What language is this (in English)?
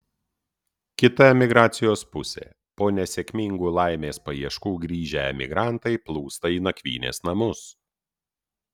Lithuanian